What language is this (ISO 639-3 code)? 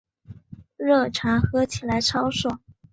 zho